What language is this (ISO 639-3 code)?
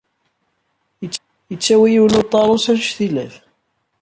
kab